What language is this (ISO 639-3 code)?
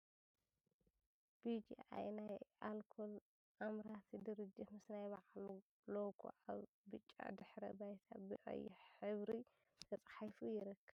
tir